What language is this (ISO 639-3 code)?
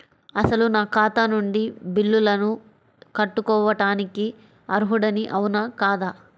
tel